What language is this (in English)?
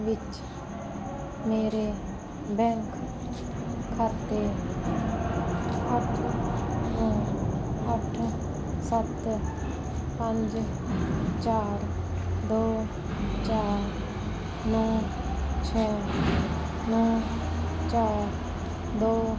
Punjabi